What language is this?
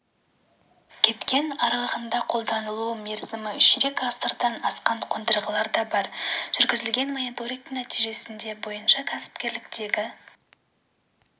Kazakh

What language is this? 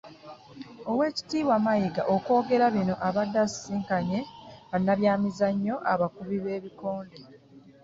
Ganda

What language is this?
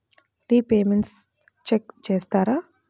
Telugu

